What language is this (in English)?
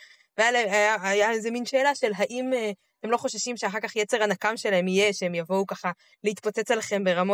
Hebrew